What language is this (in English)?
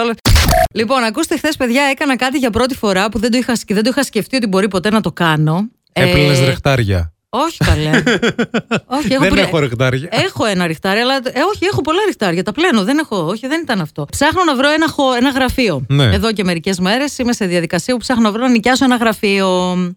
Greek